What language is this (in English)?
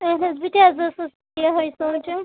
Kashmiri